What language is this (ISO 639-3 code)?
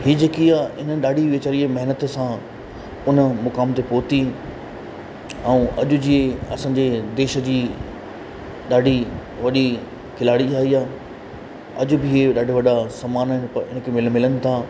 snd